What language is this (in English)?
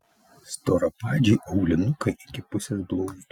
Lithuanian